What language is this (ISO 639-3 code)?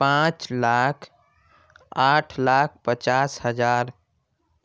urd